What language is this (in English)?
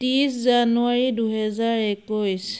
Assamese